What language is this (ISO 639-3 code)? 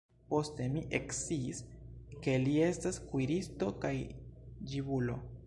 epo